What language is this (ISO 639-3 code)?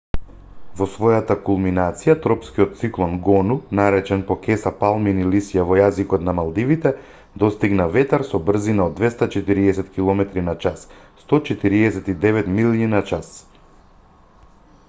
mkd